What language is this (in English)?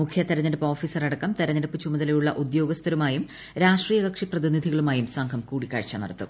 Malayalam